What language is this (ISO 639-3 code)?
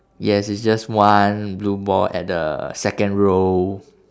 eng